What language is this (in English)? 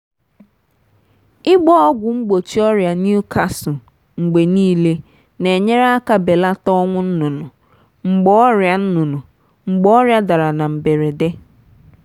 Igbo